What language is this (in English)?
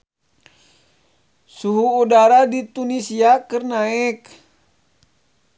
Sundanese